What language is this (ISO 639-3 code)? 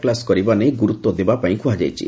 ori